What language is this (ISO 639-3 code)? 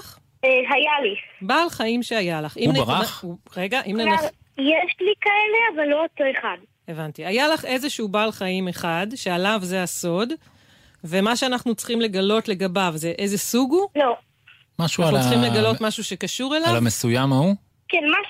heb